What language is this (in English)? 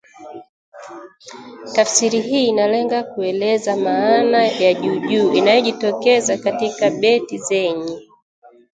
Swahili